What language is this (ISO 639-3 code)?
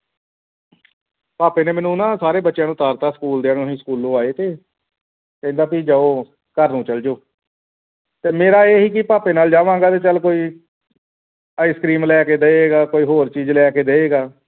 pan